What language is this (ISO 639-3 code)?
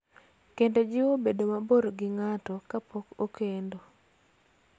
luo